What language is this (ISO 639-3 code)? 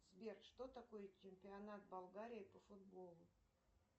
rus